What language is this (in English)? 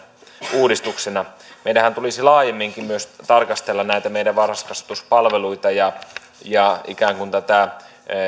Finnish